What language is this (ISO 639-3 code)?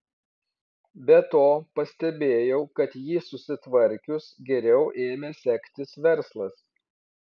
lit